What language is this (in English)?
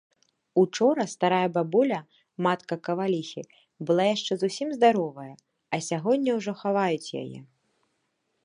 Belarusian